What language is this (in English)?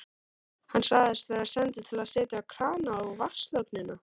Icelandic